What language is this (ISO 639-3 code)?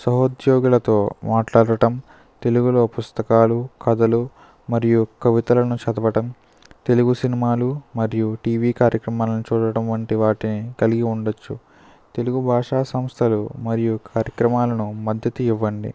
tel